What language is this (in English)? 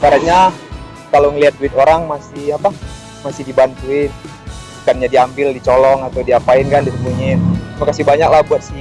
Indonesian